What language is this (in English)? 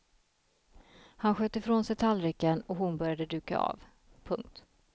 Swedish